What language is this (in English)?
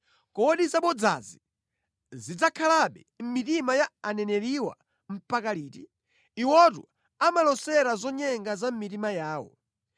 Nyanja